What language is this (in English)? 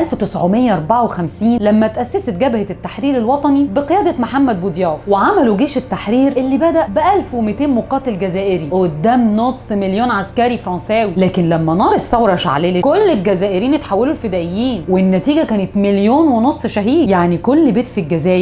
Arabic